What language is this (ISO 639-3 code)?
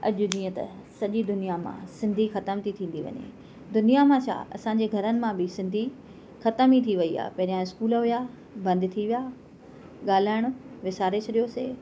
snd